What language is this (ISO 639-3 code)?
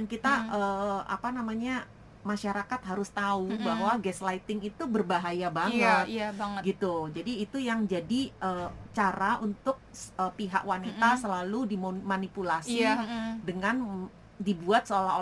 ind